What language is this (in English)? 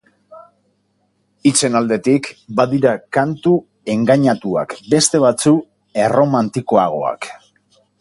Basque